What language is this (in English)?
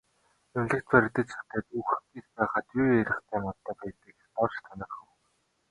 Mongolian